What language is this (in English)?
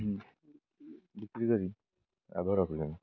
Odia